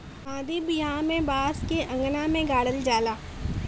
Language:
Bhojpuri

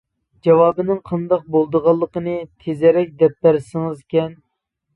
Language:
Uyghur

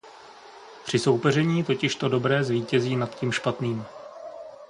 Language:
Czech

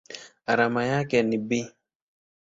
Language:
Swahili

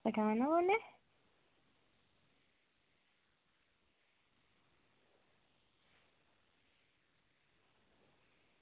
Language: Dogri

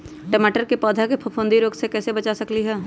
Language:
Magahi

